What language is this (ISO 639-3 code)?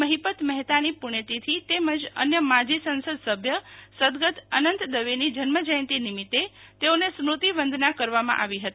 guj